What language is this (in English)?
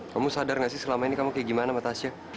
Indonesian